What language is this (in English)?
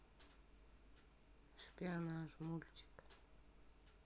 Russian